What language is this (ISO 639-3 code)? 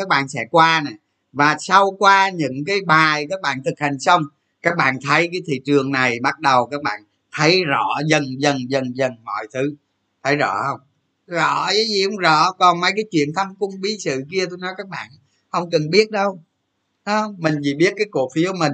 vie